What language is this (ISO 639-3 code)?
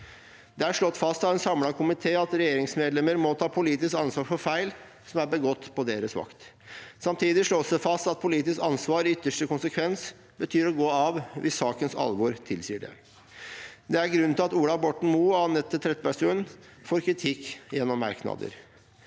nor